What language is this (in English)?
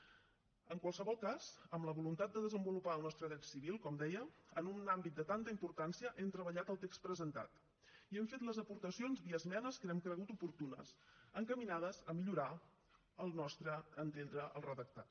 Catalan